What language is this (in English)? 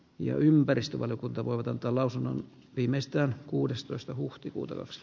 Finnish